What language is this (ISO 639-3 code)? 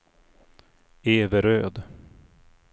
swe